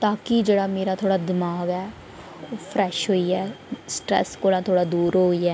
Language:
Dogri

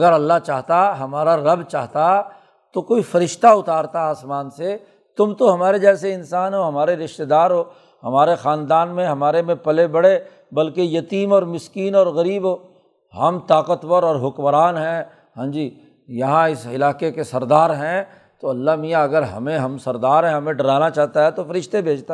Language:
Urdu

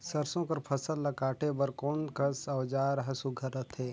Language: Chhattisgarhi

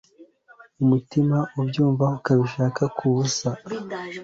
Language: Kinyarwanda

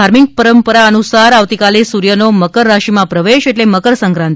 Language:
Gujarati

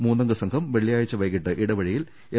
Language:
Malayalam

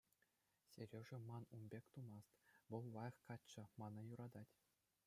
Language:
Chuvash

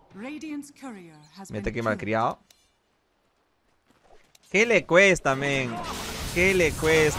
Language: Spanish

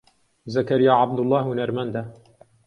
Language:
Central Kurdish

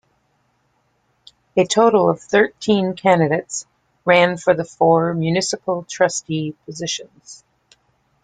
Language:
English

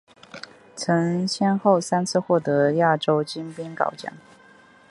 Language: Chinese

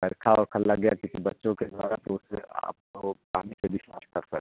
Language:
Hindi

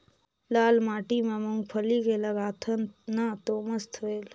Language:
Chhattisgarhi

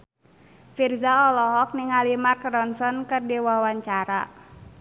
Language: Sundanese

